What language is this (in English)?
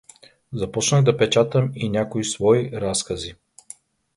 Bulgarian